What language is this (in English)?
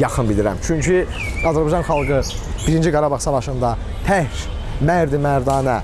Azerbaijani